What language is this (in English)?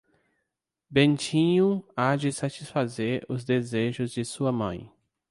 Portuguese